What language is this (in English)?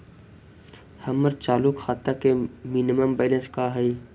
Magahi